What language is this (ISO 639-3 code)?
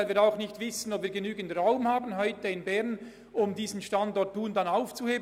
gsw